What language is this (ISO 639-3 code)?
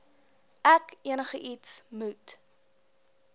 afr